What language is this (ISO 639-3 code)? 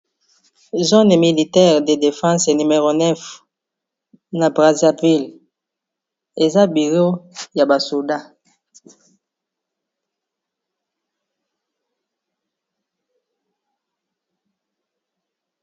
lin